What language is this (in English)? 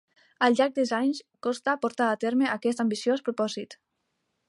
Catalan